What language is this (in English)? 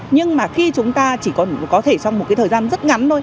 Vietnamese